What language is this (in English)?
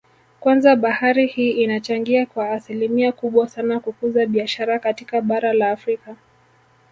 Swahili